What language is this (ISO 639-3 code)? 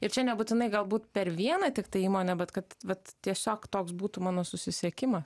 lit